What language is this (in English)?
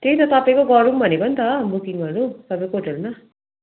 Nepali